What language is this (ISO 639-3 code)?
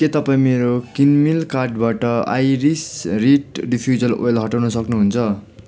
nep